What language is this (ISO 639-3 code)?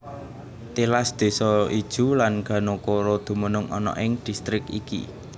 jav